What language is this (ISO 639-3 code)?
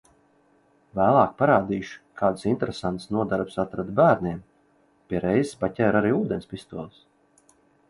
lav